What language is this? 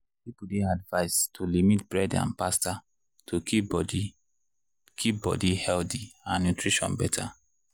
Nigerian Pidgin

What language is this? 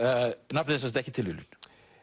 Icelandic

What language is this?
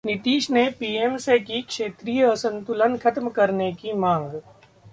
Hindi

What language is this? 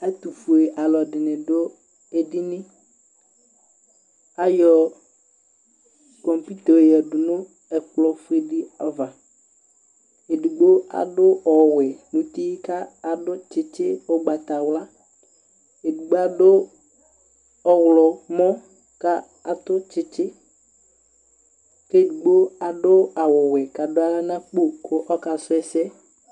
Ikposo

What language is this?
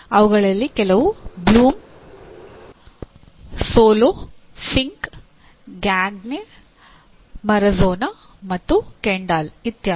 Kannada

